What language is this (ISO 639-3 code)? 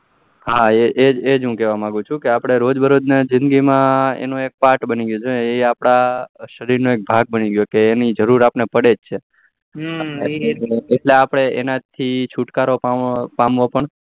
guj